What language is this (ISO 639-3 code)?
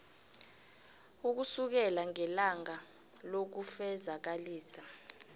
nbl